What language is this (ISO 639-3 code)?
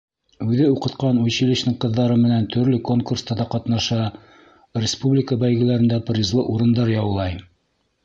bak